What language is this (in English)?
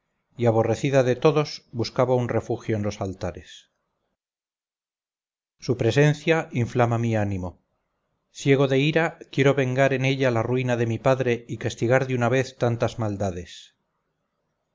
Spanish